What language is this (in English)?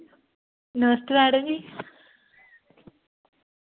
Dogri